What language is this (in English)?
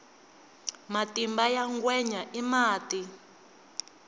Tsonga